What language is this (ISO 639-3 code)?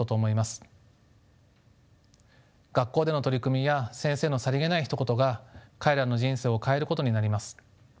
jpn